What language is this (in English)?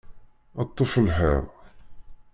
Kabyle